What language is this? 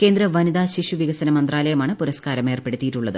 Malayalam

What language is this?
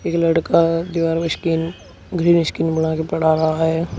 Hindi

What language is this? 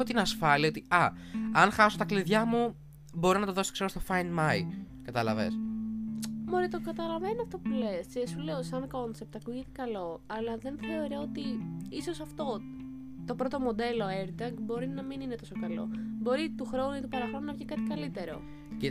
Greek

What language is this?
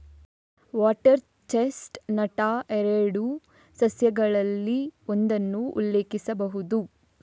Kannada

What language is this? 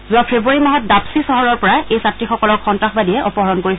Assamese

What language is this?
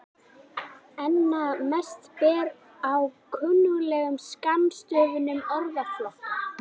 Icelandic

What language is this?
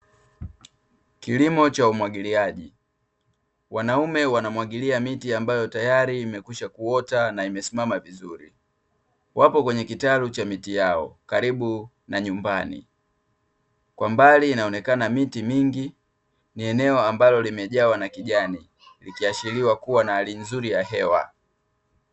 Swahili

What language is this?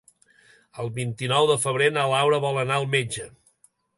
Catalan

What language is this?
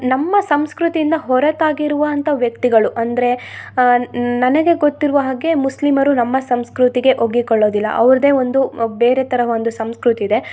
Kannada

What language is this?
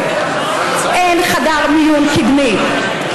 Hebrew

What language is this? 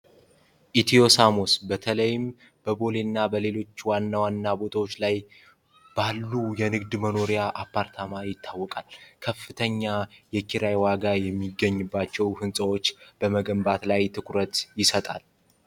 Amharic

